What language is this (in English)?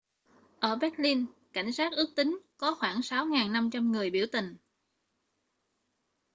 Vietnamese